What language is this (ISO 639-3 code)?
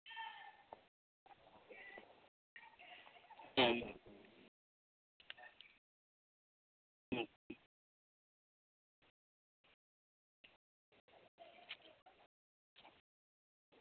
sat